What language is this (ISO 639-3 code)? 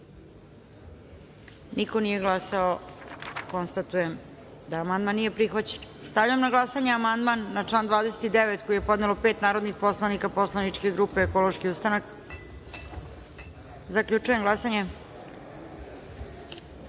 srp